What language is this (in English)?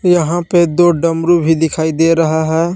Hindi